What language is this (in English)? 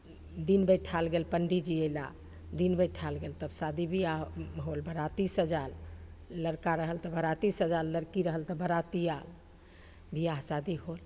Maithili